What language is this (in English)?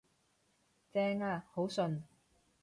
Cantonese